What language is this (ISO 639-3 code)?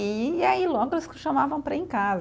por